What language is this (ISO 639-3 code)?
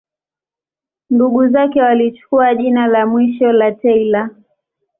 swa